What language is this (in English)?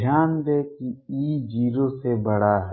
Hindi